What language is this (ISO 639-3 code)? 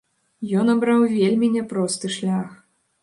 bel